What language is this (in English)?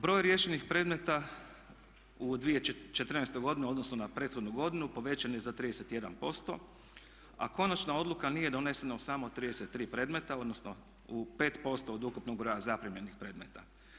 Croatian